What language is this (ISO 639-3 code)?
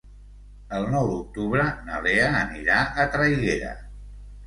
cat